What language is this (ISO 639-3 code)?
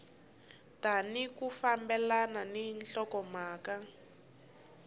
tso